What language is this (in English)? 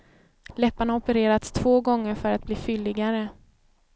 Swedish